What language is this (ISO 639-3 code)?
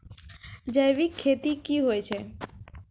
mai